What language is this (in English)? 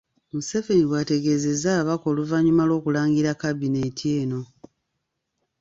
Ganda